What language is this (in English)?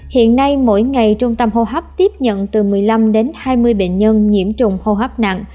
Vietnamese